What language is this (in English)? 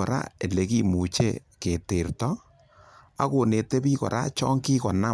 Kalenjin